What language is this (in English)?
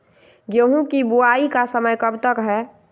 Magahi